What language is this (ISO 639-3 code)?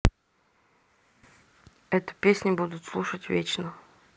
rus